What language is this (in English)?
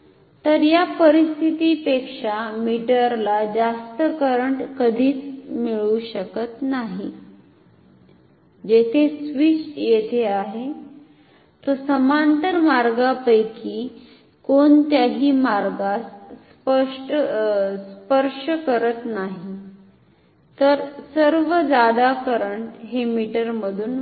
Marathi